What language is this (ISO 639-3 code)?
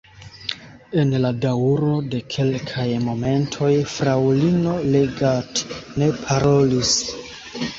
epo